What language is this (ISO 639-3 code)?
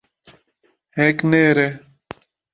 hno